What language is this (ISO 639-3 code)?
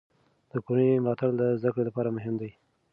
pus